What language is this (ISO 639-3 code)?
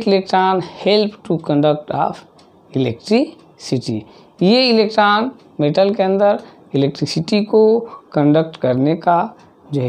hin